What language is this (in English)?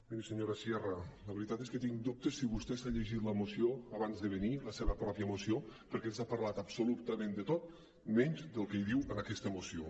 Catalan